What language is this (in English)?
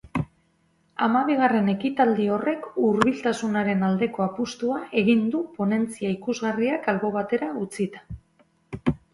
Basque